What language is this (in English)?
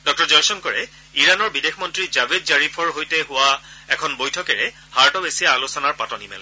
Assamese